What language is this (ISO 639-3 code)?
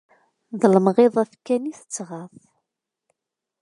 kab